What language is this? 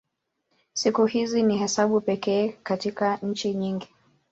Swahili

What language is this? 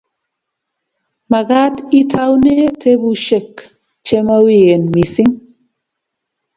Kalenjin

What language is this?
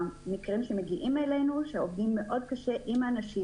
Hebrew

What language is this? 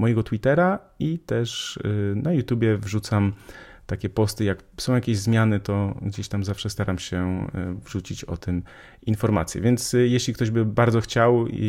Polish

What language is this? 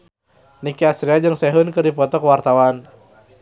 Sundanese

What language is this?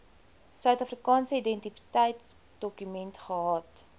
Afrikaans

